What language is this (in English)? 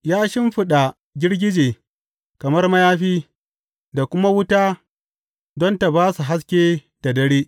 Hausa